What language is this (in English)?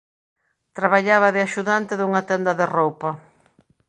Galician